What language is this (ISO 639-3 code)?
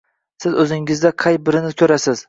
uzb